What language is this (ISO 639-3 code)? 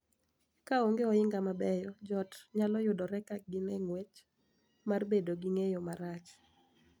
luo